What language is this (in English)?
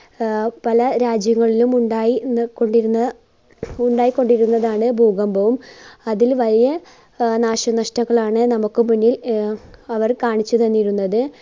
Malayalam